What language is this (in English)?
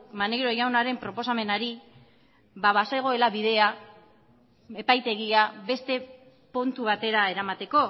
Basque